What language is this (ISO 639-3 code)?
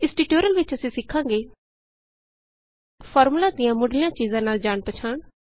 pan